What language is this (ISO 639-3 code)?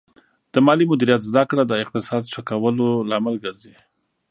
pus